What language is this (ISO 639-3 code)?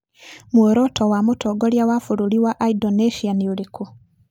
kik